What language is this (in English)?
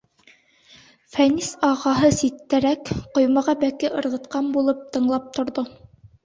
Bashkir